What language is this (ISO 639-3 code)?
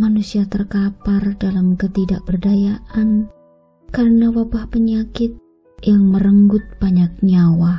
ind